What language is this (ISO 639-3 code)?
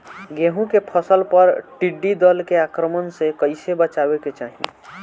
bho